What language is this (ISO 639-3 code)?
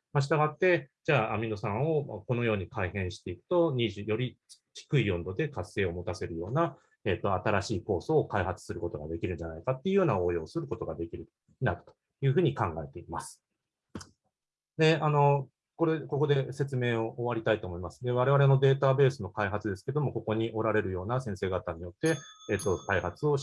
jpn